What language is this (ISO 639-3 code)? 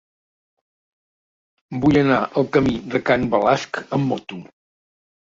cat